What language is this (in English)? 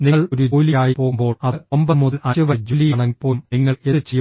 Malayalam